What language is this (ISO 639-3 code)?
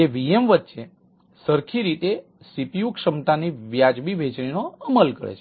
guj